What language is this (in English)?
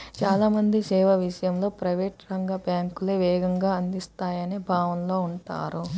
Telugu